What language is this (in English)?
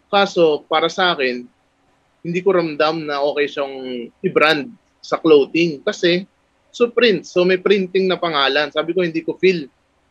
Filipino